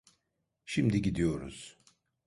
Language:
Turkish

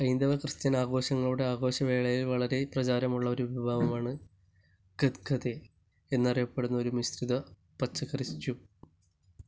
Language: Malayalam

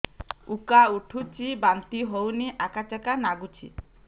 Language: Odia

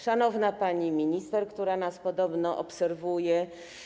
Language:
Polish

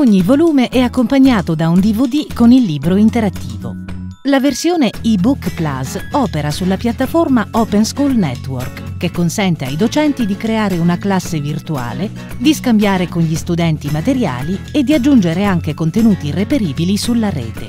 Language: Italian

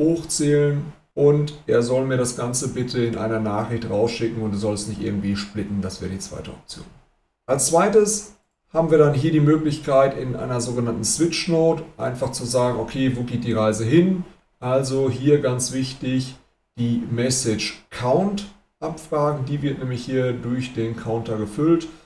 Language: German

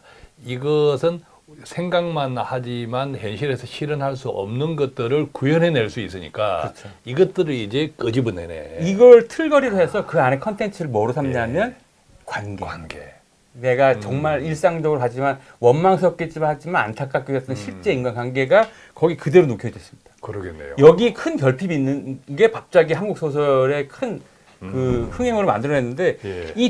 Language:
Korean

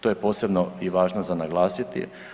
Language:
Croatian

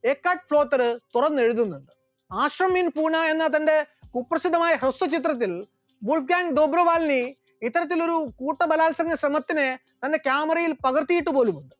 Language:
Malayalam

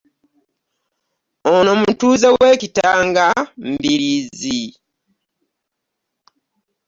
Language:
Ganda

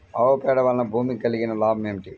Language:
Telugu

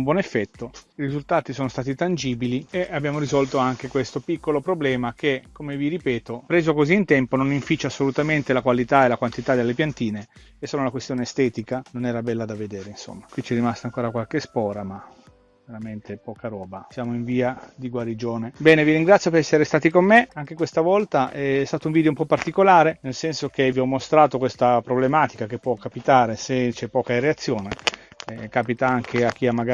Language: Italian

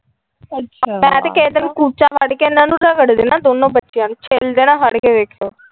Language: Punjabi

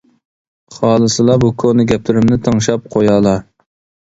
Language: Uyghur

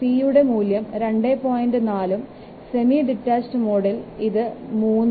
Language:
Malayalam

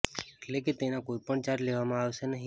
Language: Gujarati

